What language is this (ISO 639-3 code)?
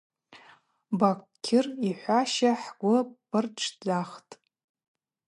abq